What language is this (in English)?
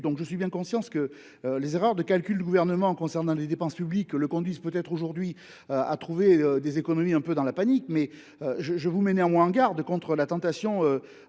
French